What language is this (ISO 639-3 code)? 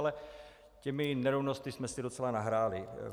ces